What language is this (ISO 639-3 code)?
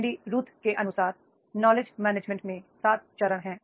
hin